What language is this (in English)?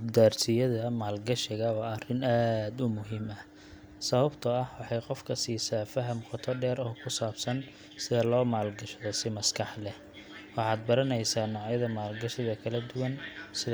Somali